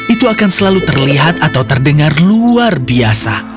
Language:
Indonesian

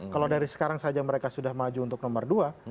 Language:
Indonesian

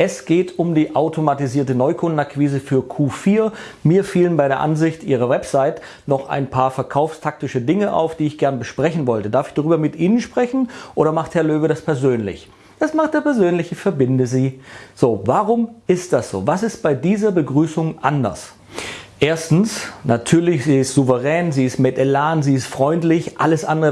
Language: German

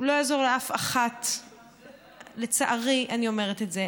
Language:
Hebrew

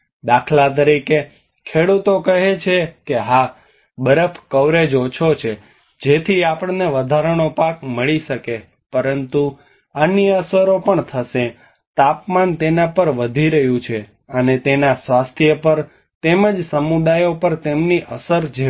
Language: Gujarati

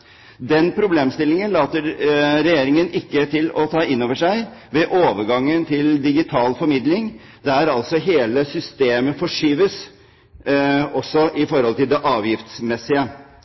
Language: Norwegian Bokmål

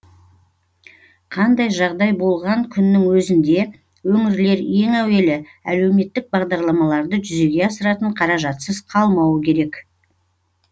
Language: Kazakh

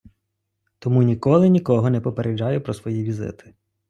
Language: Ukrainian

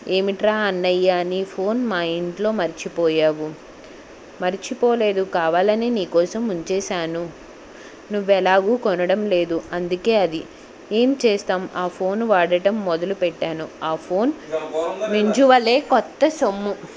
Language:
Telugu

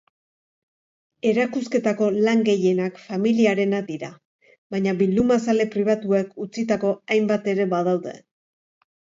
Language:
Basque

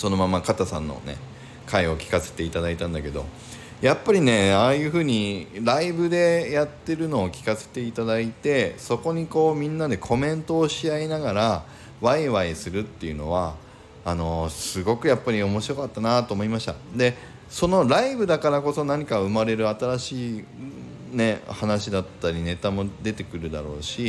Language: Japanese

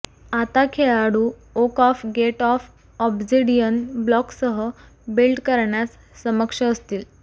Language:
Marathi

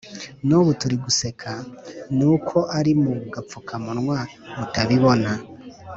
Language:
Kinyarwanda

